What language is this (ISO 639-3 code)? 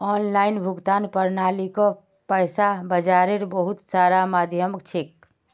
mag